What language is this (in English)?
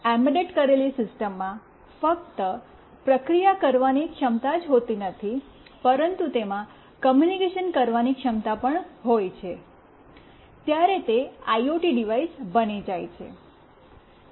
Gujarati